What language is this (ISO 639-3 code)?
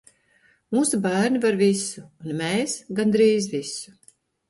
lav